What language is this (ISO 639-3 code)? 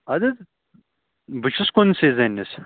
kas